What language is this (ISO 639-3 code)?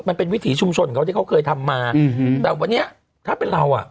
tha